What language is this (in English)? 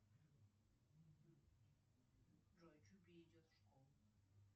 Russian